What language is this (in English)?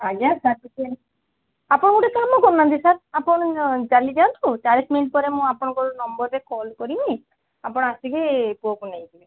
Odia